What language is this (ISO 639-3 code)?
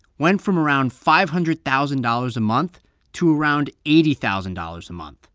eng